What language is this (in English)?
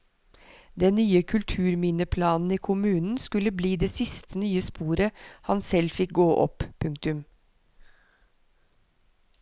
Norwegian